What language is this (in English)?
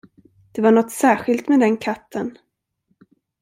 Swedish